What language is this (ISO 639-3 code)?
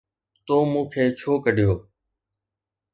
snd